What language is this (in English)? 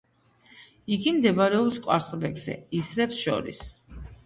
Georgian